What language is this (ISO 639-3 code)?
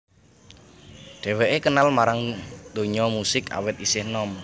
jav